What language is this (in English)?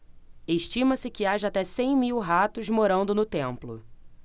Portuguese